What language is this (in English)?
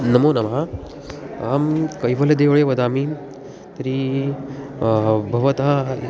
Sanskrit